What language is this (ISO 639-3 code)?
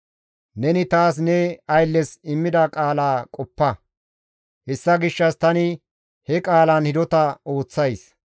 gmv